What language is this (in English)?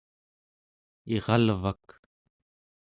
Central Yupik